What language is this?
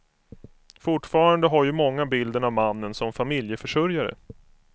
Swedish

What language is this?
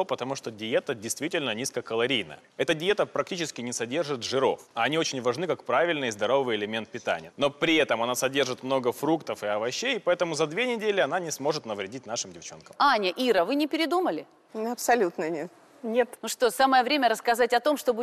Russian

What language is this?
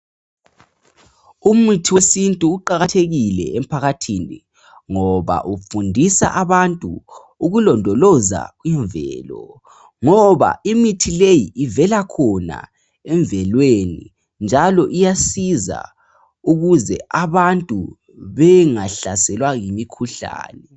North Ndebele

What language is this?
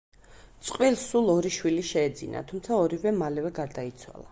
Georgian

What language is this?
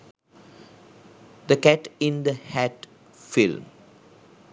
Sinhala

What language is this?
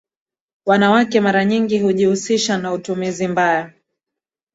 Swahili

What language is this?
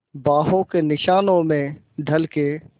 Hindi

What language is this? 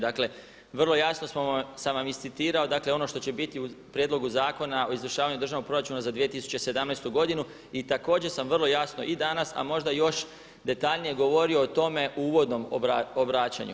Croatian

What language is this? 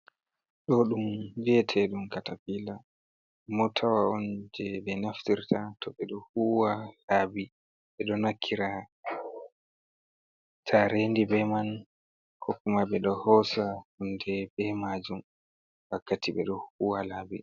Fula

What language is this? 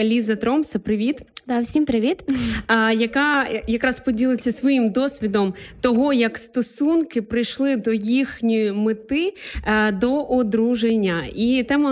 Ukrainian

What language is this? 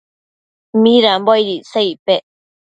Matsés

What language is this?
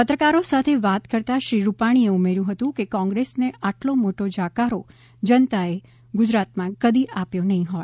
Gujarati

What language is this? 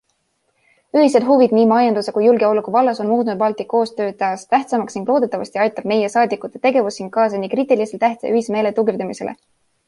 Estonian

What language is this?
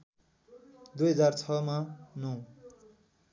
Nepali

